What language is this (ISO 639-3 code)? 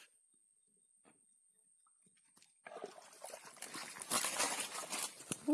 ind